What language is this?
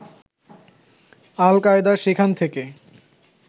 Bangla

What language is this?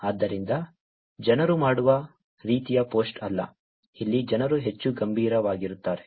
Kannada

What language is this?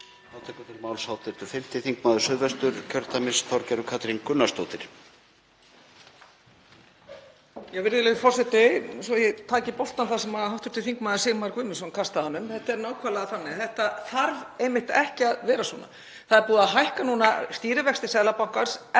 Icelandic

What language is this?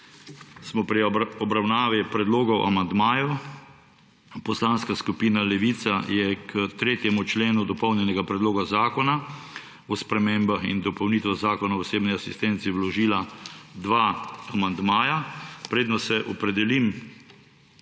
Slovenian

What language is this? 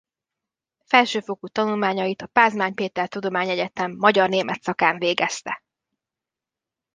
Hungarian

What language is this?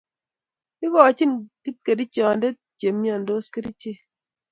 Kalenjin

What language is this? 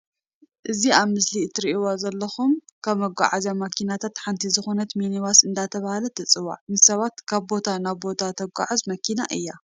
Tigrinya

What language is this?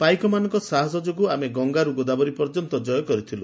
Odia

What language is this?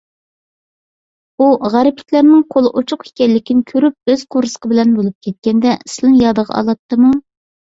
Uyghur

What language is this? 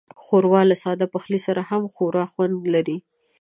Pashto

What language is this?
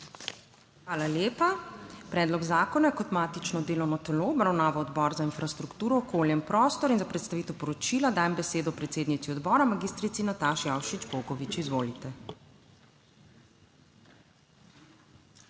Slovenian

